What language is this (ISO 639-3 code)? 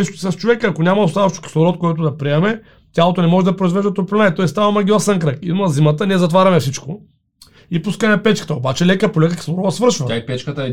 bul